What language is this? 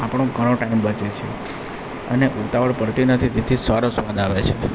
Gujarati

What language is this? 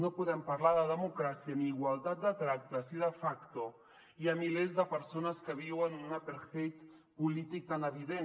Catalan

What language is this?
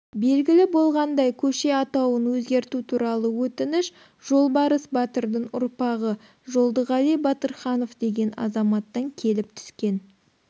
Kazakh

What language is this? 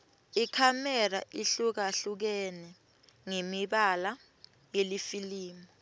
Swati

